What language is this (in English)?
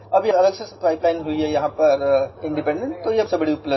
English